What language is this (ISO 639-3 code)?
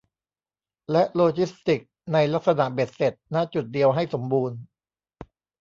tha